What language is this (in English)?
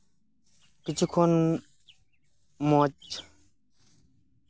Santali